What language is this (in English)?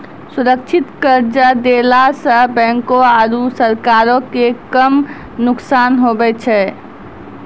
Maithili